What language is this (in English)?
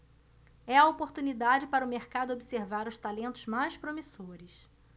Portuguese